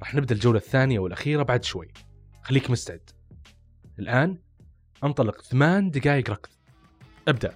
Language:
Arabic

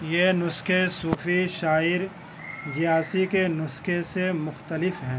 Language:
Urdu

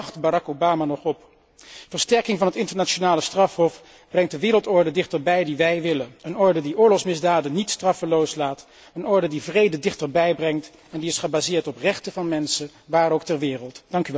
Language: Dutch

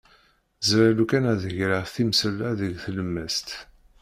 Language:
Kabyle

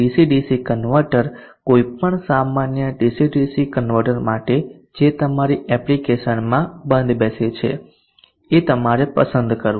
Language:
Gujarati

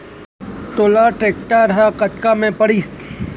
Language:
Chhattisgarhi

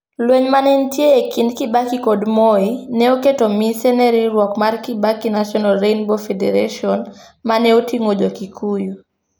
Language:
Luo (Kenya and Tanzania)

